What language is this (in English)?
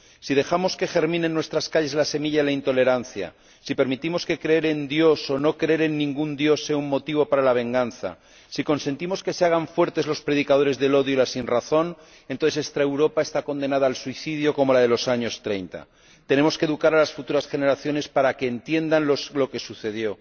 Spanish